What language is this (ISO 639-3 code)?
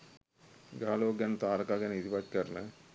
sin